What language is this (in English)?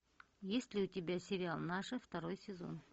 Russian